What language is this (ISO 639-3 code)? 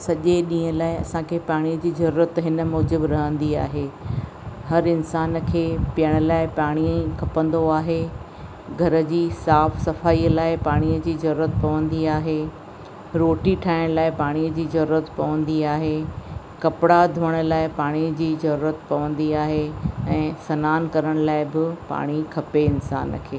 snd